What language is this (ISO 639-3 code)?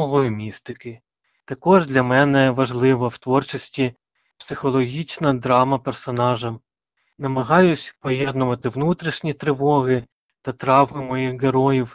ukr